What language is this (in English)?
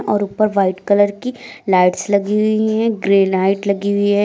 Hindi